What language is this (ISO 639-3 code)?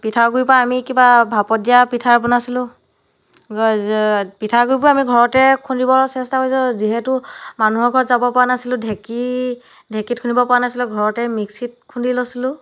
asm